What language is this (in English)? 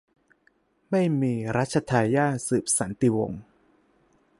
Thai